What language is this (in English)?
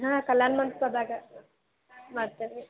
Kannada